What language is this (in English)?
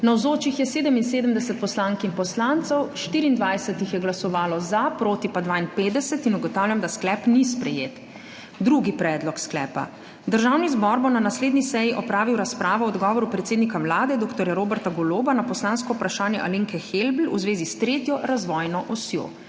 Slovenian